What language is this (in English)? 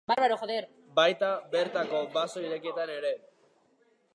Basque